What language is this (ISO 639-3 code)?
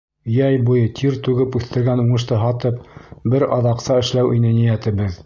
bak